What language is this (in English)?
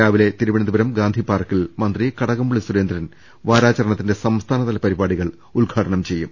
Malayalam